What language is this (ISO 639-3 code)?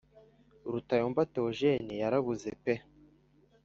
kin